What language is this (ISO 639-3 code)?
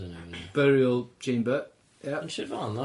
cym